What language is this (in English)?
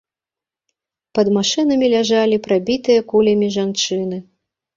Belarusian